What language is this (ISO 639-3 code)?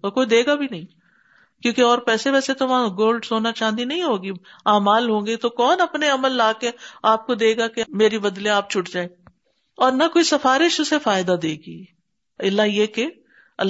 urd